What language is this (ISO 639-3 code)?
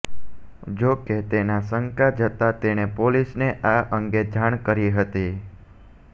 guj